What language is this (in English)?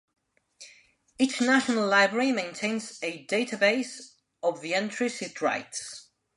English